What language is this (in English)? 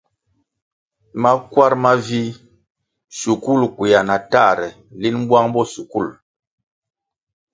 Kwasio